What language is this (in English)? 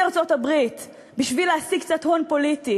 Hebrew